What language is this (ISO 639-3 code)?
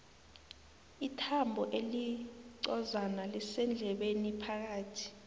nbl